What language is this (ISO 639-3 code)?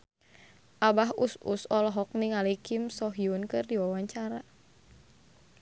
sun